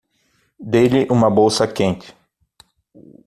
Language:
Portuguese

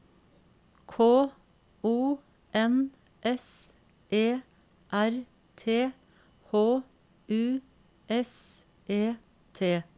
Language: Norwegian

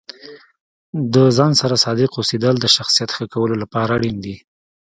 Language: Pashto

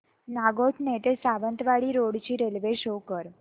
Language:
Marathi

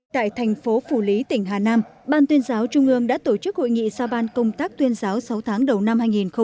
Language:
Vietnamese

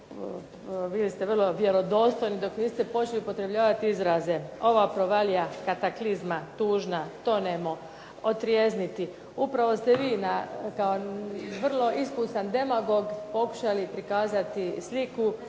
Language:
Croatian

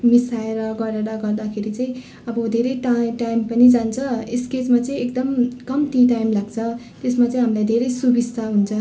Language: Nepali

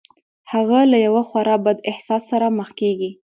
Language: Pashto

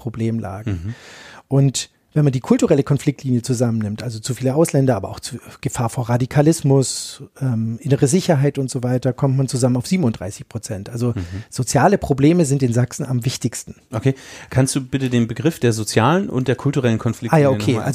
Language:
German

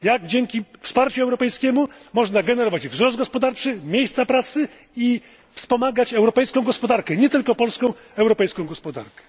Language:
Polish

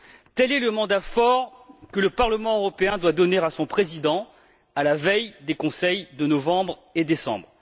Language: French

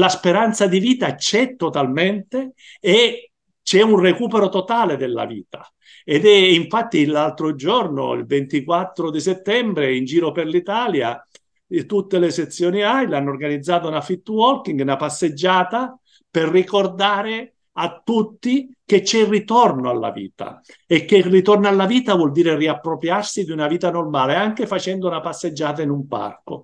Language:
Italian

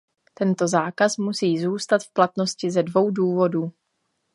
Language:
Czech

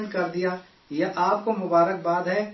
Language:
Urdu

